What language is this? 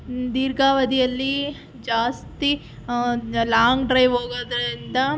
Kannada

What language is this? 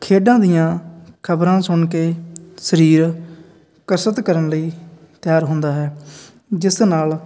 Punjabi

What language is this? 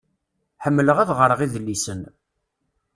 Kabyle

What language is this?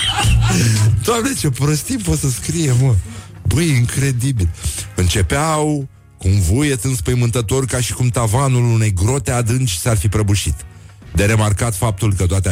Romanian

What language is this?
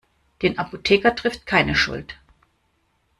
German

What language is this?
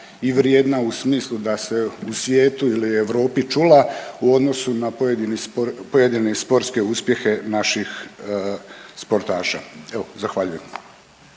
Croatian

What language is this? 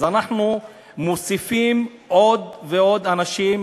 Hebrew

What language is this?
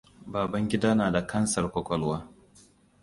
Hausa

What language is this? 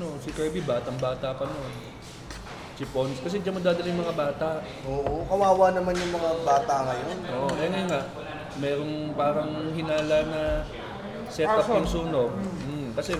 Filipino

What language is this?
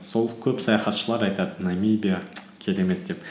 Kazakh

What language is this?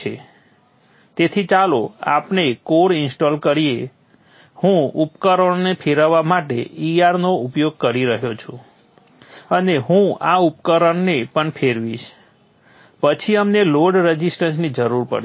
Gujarati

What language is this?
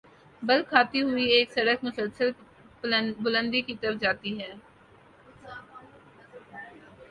Urdu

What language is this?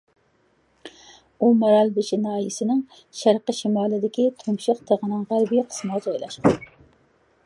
Uyghur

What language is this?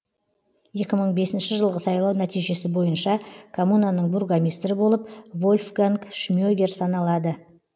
Kazakh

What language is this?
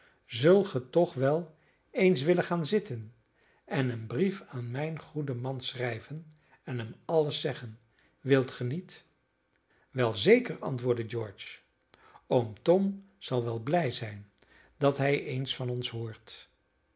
Dutch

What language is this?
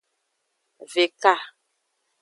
Aja (Benin)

